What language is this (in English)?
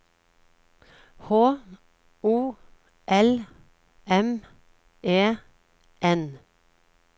Norwegian